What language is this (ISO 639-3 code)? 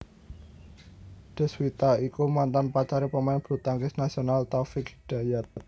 jav